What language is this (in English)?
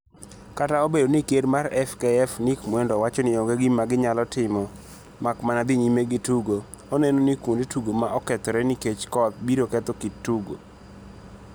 Luo (Kenya and Tanzania)